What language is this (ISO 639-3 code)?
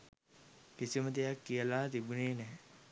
sin